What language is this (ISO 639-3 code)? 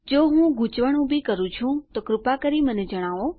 guj